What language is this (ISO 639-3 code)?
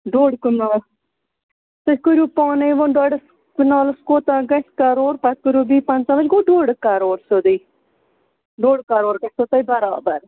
kas